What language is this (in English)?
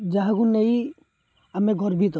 Odia